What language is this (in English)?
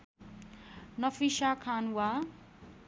Nepali